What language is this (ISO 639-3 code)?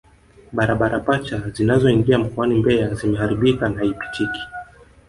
swa